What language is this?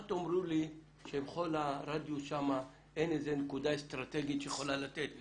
Hebrew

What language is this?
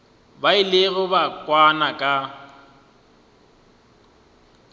Northern Sotho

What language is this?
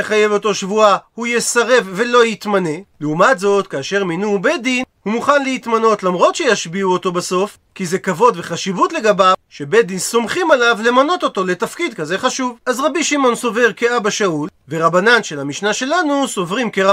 Hebrew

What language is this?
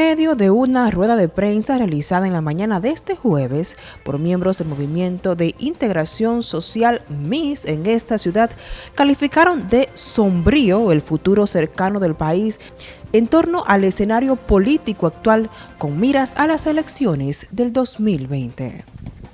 Spanish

